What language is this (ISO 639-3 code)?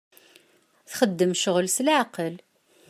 kab